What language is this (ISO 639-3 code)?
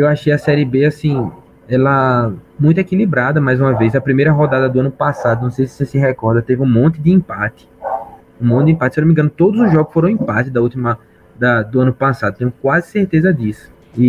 por